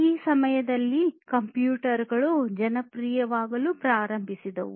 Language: Kannada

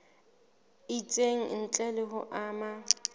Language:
Southern Sotho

